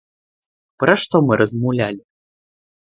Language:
Belarusian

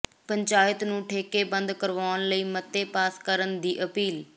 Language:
Punjabi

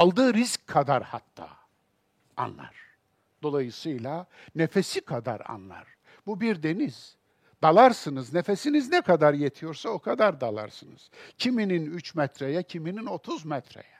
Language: Turkish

